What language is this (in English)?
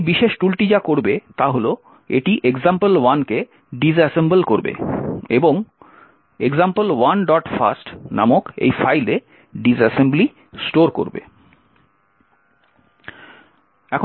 Bangla